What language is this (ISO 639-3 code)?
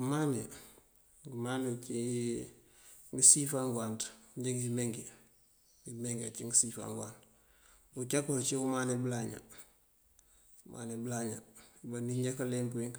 mfv